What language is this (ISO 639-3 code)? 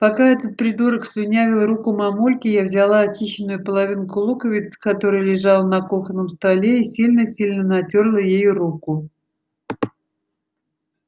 rus